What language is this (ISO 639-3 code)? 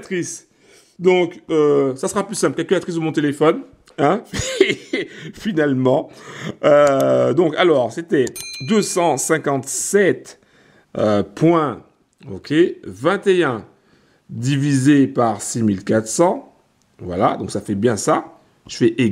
fra